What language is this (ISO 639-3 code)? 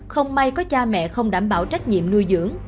vie